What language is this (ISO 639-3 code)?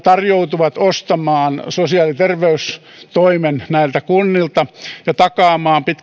fin